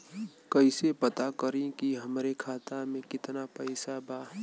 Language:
Bhojpuri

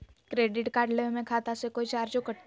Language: Magahi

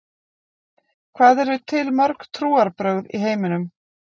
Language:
Icelandic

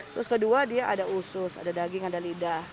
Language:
Indonesian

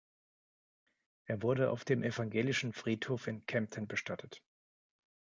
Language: German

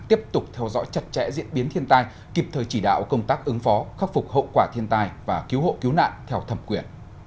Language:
Vietnamese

